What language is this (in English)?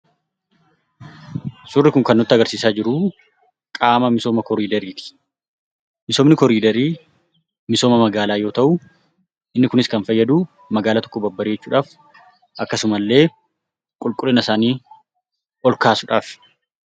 Oromo